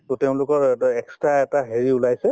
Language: Assamese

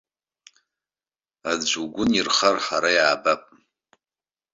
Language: Abkhazian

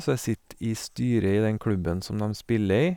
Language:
Norwegian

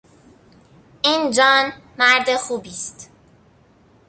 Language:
Persian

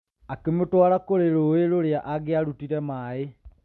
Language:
Kikuyu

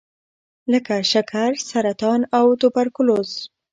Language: Pashto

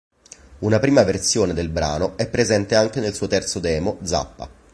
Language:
Italian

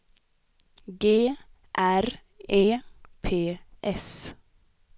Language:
Swedish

